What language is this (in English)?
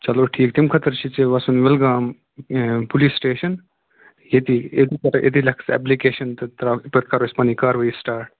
Kashmiri